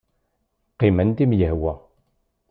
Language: Kabyle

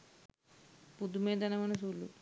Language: Sinhala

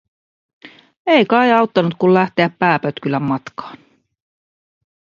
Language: Finnish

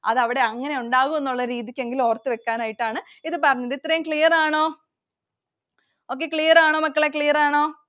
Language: Malayalam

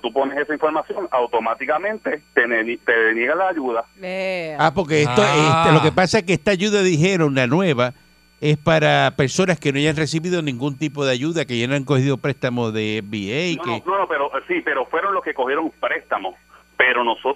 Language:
Spanish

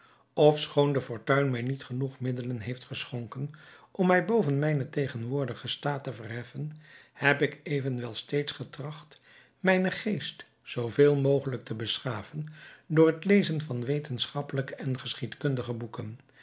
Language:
Dutch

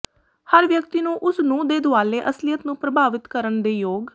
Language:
Punjabi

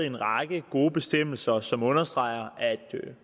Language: Danish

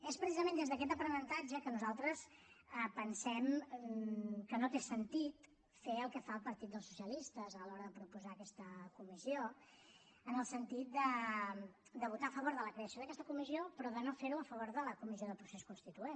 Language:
Catalan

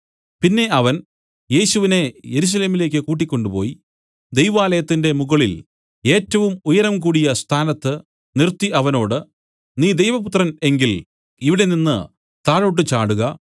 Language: Malayalam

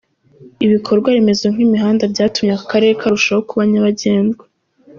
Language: Kinyarwanda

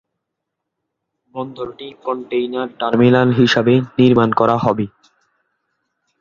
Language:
Bangla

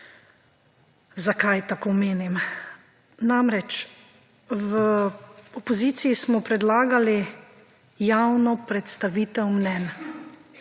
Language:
Slovenian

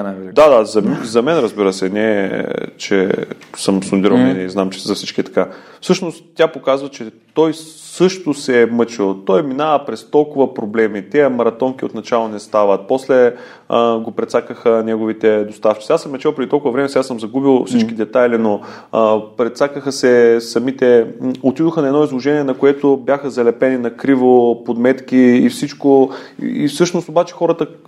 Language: Bulgarian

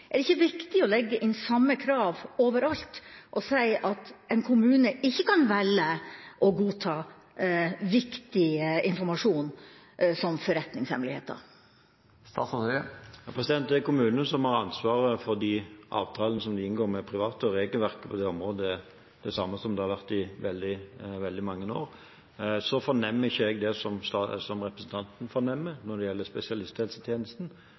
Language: Norwegian Bokmål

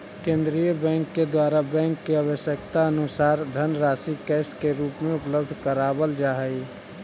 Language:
Magahi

